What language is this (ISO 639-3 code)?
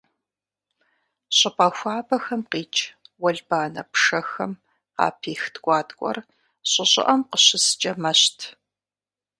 kbd